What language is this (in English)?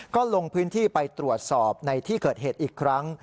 Thai